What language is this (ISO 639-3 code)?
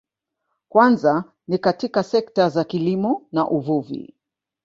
swa